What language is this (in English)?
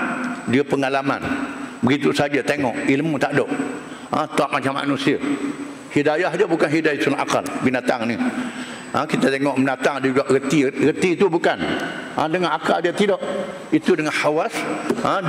Malay